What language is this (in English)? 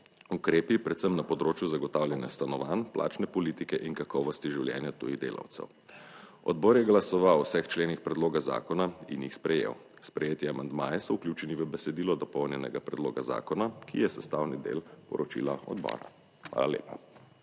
Slovenian